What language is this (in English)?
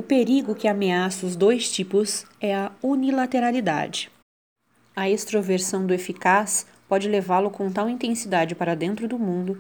Portuguese